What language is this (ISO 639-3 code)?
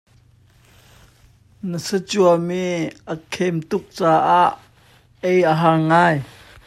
cnh